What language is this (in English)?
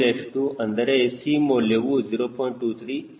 Kannada